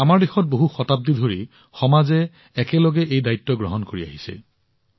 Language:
Assamese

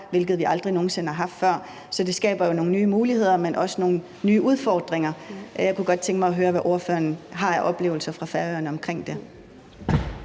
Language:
Danish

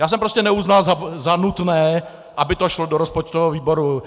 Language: Czech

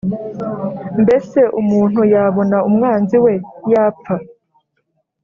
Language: Kinyarwanda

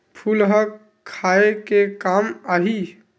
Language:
Chhattisgarhi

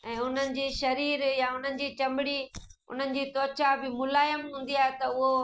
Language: Sindhi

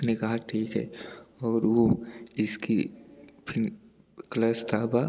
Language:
Hindi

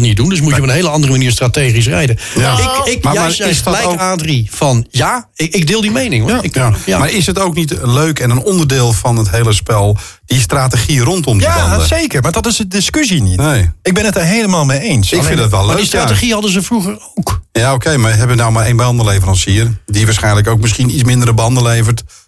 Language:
Dutch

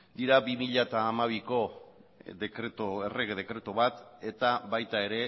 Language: Basque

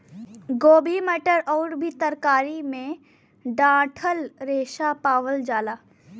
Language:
Bhojpuri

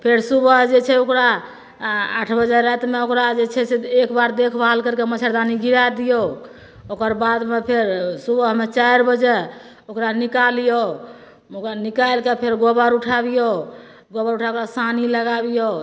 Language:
Maithili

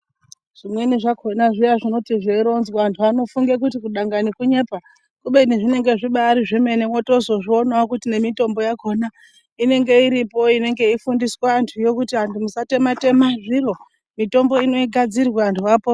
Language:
Ndau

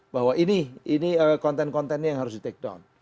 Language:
Indonesian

